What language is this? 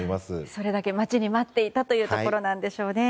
Japanese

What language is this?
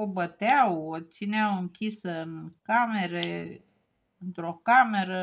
Romanian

